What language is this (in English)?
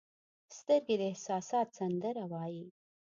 Pashto